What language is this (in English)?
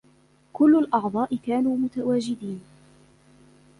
Arabic